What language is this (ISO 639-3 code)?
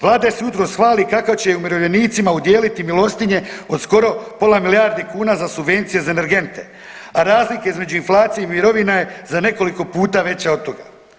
hrv